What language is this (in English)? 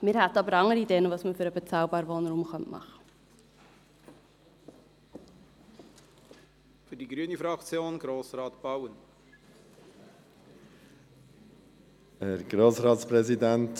Swiss German